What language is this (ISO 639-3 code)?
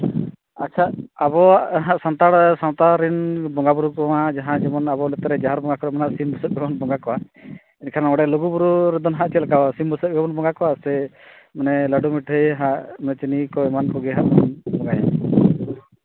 sat